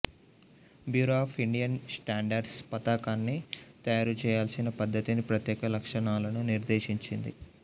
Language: Telugu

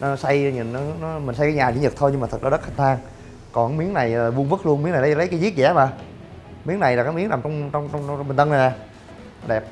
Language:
Vietnamese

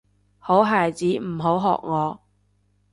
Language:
Cantonese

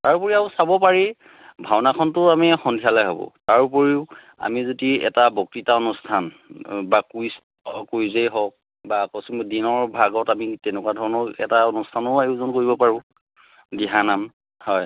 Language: Assamese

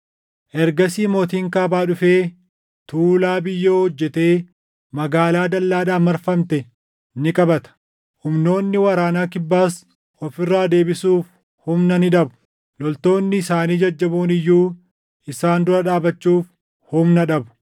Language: Oromo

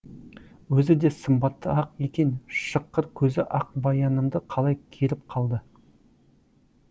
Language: Kazakh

